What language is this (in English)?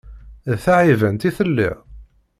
Kabyle